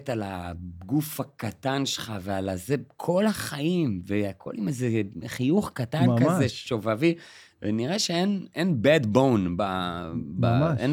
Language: Hebrew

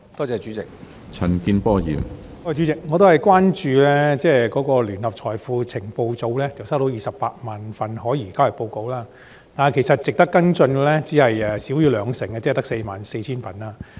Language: Cantonese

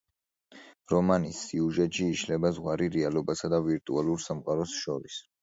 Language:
Georgian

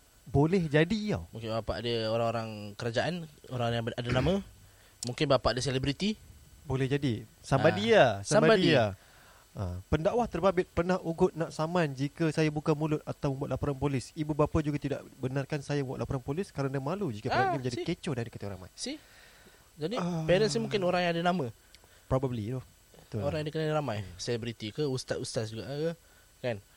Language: Malay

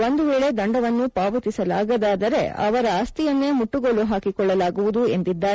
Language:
Kannada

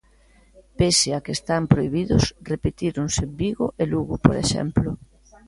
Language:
Galician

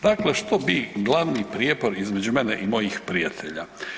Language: Croatian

